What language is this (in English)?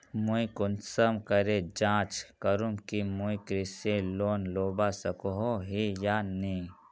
Magahi